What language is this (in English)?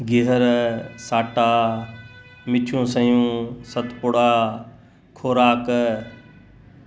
Sindhi